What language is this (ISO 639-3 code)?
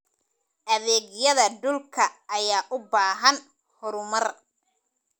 som